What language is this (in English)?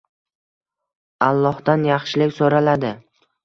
Uzbek